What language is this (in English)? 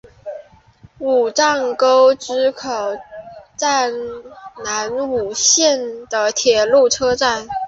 Chinese